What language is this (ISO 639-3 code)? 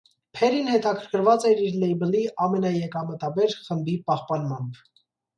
hye